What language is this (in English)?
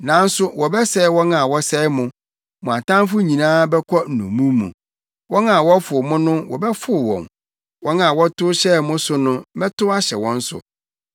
Akan